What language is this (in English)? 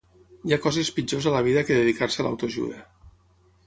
Catalan